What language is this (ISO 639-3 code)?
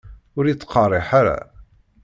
kab